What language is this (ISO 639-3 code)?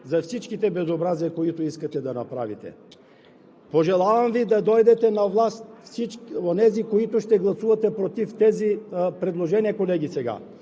bul